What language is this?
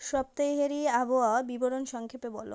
Bangla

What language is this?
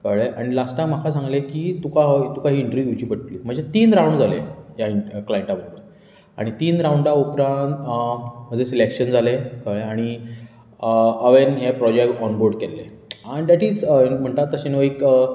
Konkani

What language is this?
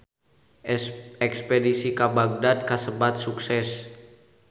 Sundanese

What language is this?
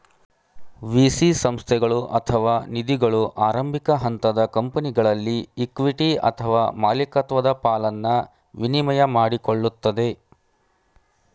Kannada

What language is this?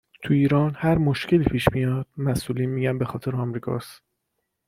Persian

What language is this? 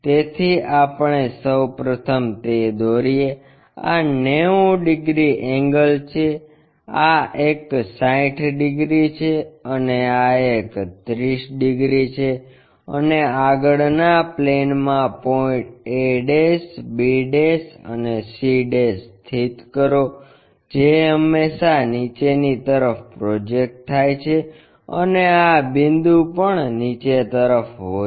Gujarati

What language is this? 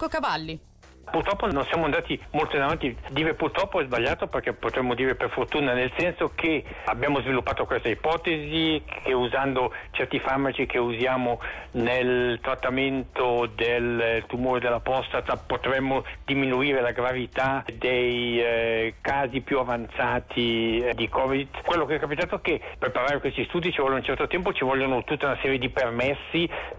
Italian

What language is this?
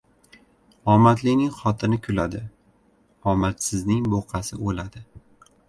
Uzbek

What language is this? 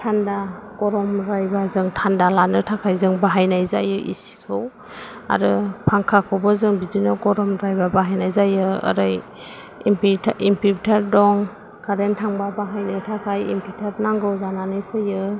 Bodo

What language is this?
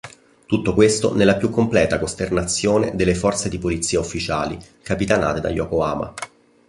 Italian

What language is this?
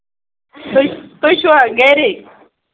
Kashmiri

